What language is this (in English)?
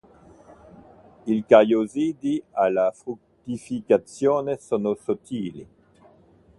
Italian